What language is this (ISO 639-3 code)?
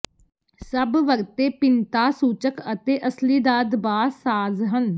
pan